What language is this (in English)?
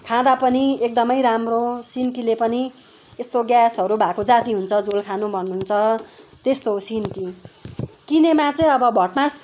Nepali